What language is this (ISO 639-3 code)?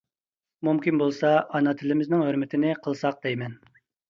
uig